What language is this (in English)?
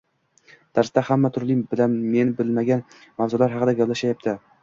Uzbek